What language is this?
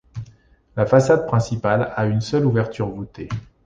French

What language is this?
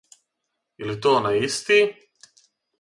Serbian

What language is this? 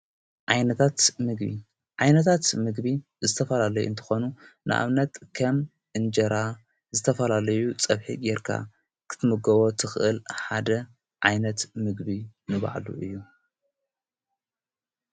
Tigrinya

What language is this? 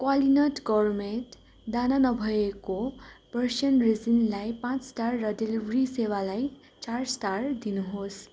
Nepali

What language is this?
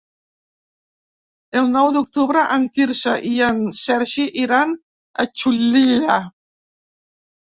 Catalan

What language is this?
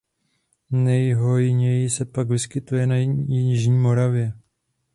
Czech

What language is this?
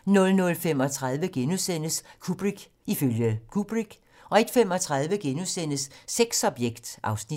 Danish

